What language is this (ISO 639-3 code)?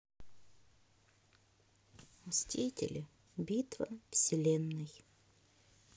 rus